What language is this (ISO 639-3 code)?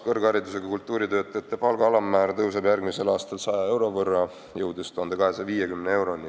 est